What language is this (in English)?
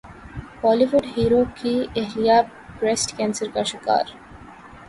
Urdu